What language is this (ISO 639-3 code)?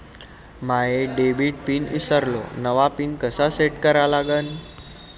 mar